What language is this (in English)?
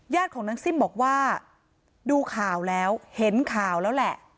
Thai